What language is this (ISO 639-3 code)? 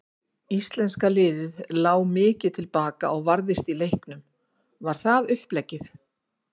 isl